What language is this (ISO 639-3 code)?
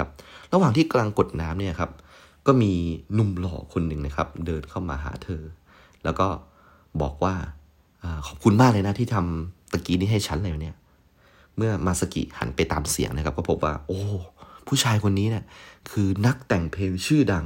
tha